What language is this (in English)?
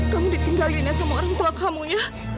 Indonesian